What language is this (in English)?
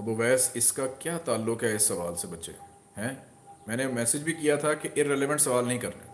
Hindi